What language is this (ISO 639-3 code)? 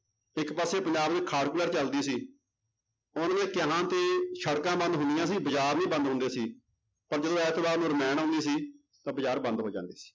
pan